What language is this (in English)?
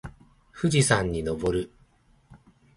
Japanese